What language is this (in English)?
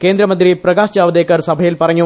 Malayalam